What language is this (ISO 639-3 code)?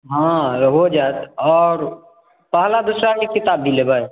mai